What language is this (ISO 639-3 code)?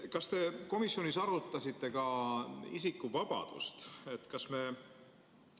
est